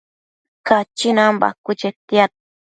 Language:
Matsés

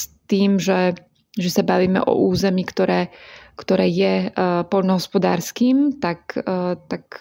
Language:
Slovak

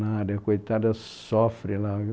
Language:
Portuguese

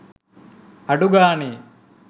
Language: Sinhala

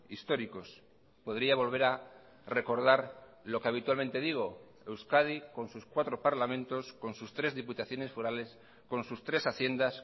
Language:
Spanish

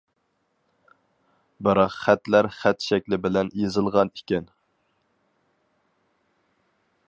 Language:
Uyghur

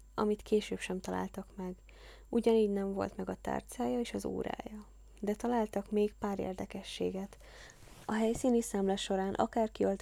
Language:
Hungarian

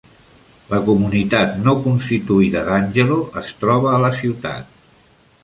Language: Catalan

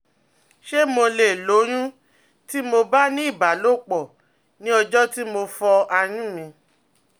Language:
Yoruba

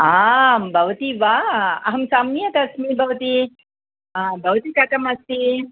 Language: Sanskrit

